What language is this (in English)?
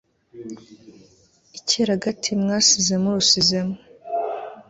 Kinyarwanda